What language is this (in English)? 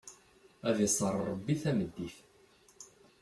Kabyle